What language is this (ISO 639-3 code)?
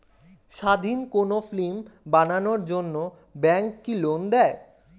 ben